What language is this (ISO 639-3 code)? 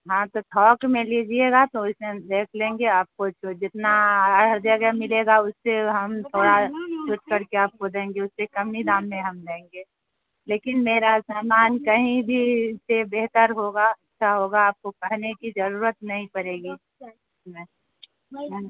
urd